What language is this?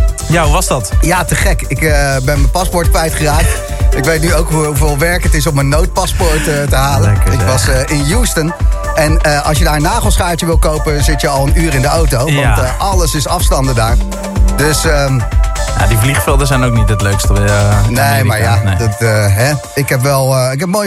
Dutch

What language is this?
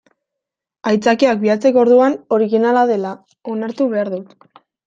Basque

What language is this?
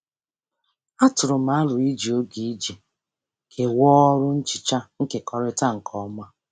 Igbo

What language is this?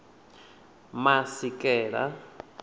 Venda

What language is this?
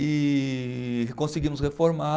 Portuguese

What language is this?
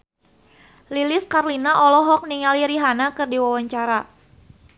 Sundanese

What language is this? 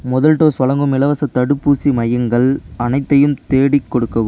Tamil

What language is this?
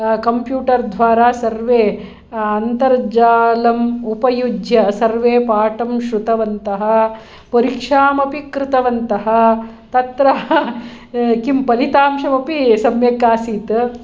Sanskrit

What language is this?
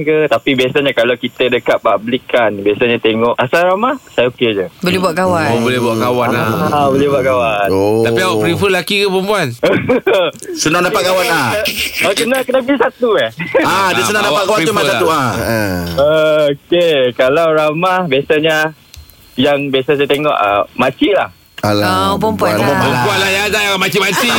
Malay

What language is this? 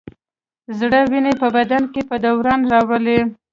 Pashto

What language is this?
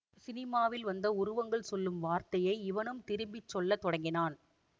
Tamil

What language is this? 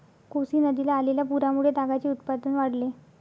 Marathi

